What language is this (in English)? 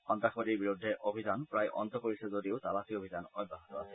Assamese